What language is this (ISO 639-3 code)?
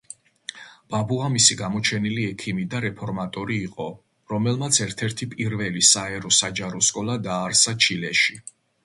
kat